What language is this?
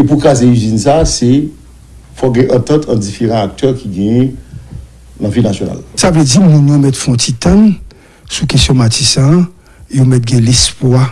French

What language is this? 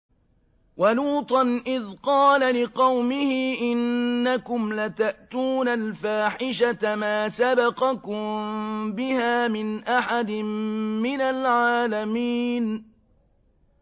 Arabic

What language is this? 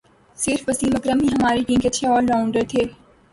Urdu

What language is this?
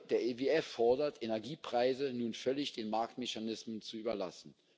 German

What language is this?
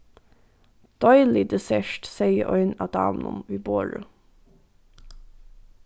Faroese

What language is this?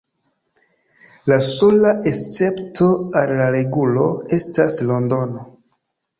Esperanto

